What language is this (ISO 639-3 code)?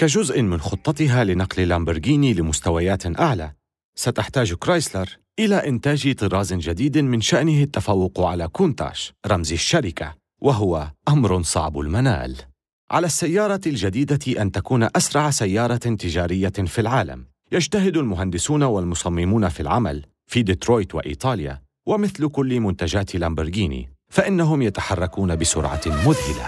ara